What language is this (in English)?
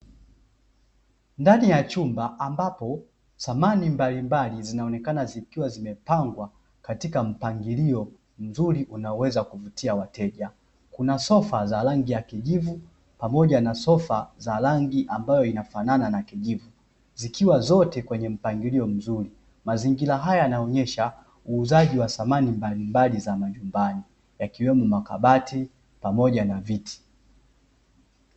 Swahili